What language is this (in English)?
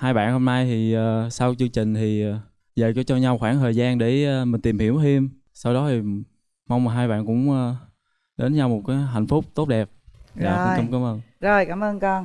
Vietnamese